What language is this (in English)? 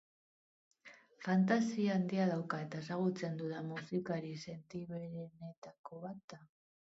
Basque